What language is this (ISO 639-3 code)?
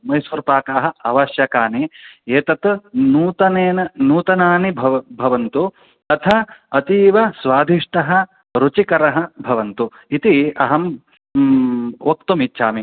san